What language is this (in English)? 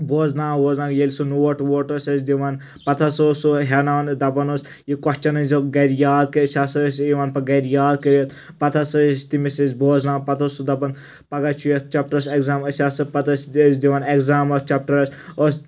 Kashmiri